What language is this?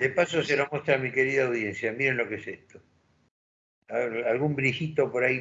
Spanish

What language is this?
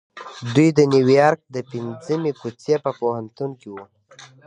Pashto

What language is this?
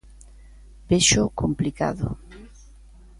Galician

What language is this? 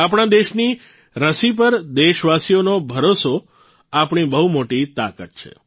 Gujarati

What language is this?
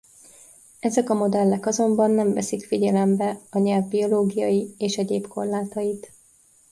Hungarian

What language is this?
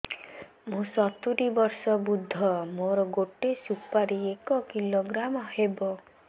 Odia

